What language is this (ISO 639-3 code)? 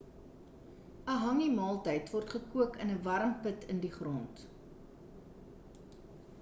afr